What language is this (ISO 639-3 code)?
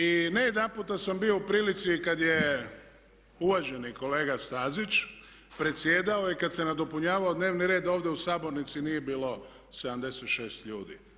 hrv